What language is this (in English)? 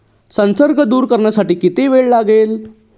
Marathi